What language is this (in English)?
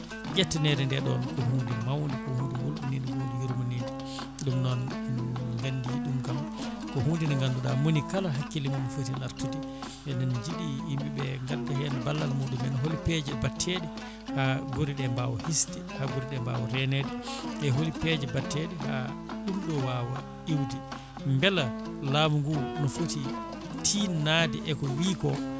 Fula